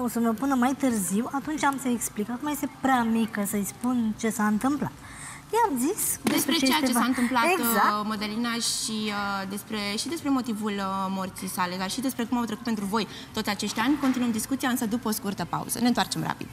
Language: Romanian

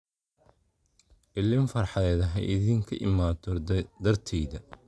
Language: Somali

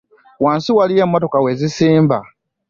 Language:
Ganda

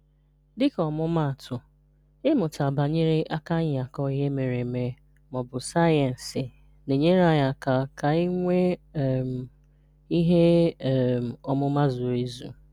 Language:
Igbo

